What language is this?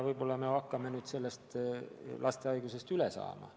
Estonian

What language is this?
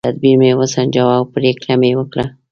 Pashto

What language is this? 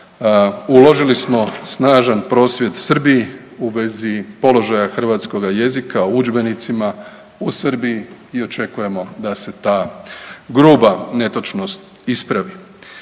Croatian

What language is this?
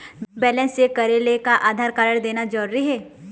Chhattisgarhi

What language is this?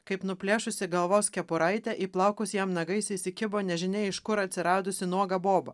Lithuanian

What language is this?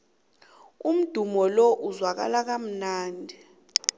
South Ndebele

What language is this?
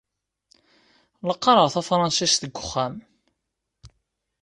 Kabyle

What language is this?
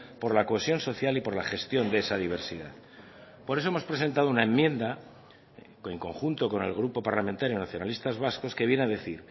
Spanish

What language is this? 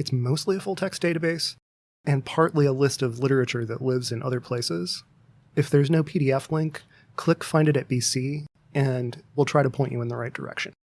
English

